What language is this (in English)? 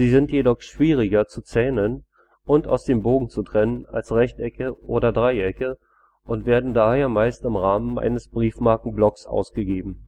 German